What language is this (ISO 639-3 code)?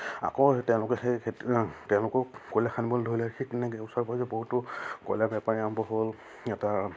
asm